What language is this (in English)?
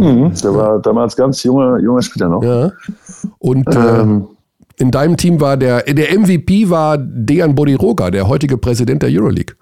German